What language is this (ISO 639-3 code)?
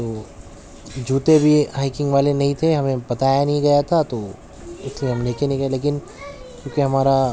urd